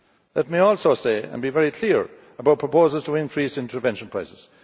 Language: English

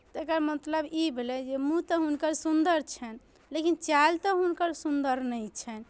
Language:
Maithili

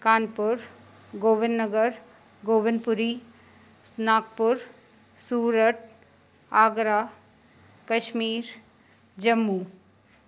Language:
Sindhi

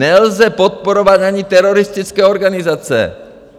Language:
Czech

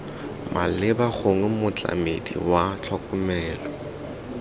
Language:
Tswana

